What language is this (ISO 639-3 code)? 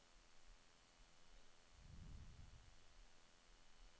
nor